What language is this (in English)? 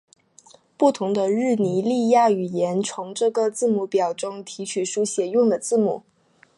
Chinese